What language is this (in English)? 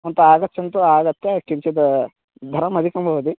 Sanskrit